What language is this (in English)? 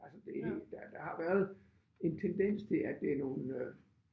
Danish